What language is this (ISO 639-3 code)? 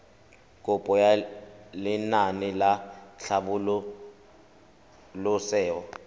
tsn